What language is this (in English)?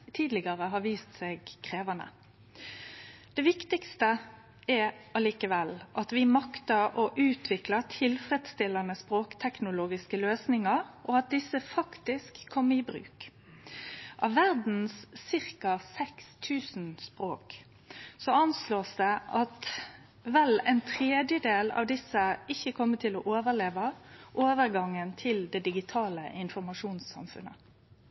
Norwegian Nynorsk